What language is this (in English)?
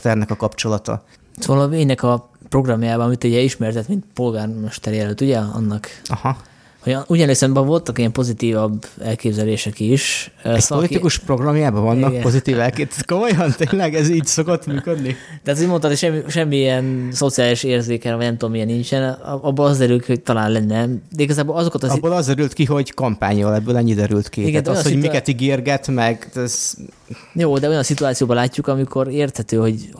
Hungarian